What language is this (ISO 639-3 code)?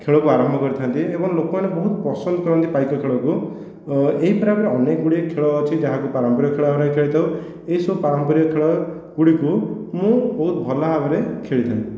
ori